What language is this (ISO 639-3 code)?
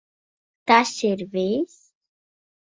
lav